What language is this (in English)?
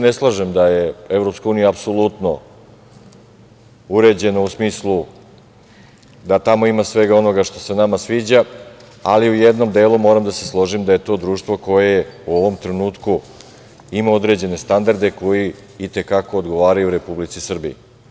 Serbian